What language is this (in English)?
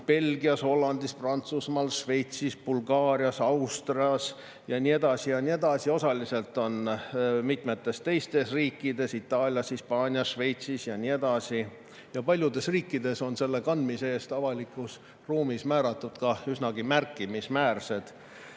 Estonian